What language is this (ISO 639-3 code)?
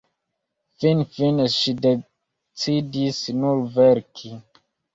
epo